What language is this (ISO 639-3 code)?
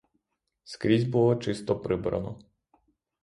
ukr